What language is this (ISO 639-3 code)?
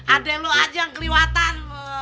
ind